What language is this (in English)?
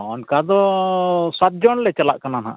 Santali